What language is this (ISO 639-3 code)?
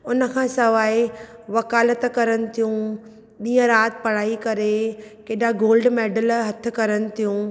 snd